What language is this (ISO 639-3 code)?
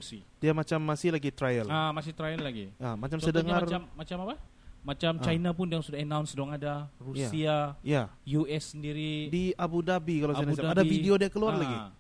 msa